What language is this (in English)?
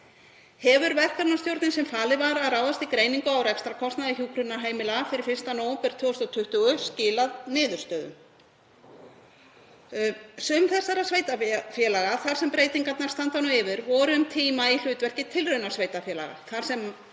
Icelandic